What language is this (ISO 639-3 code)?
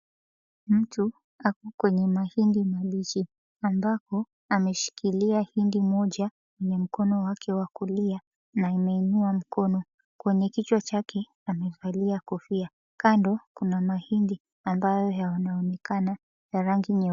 swa